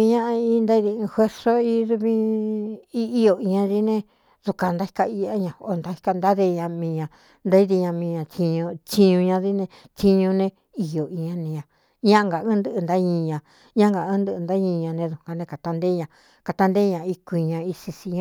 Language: Cuyamecalco Mixtec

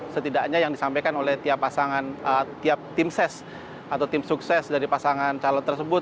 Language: Indonesian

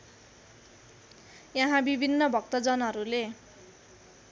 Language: Nepali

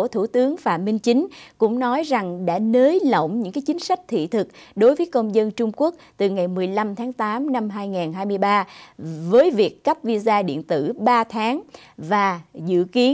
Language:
Vietnamese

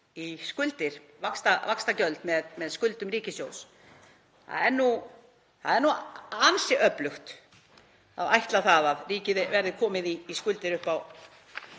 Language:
Icelandic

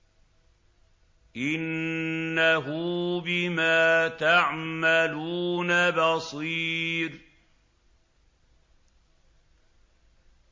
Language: Arabic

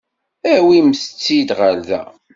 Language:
Kabyle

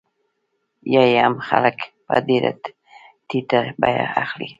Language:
Pashto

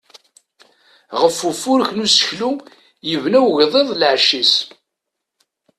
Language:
Kabyle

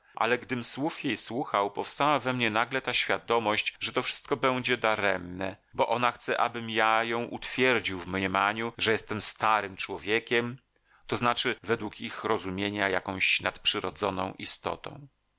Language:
Polish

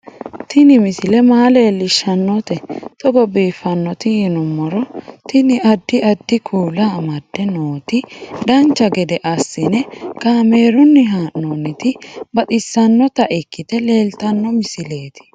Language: Sidamo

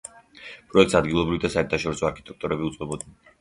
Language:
Georgian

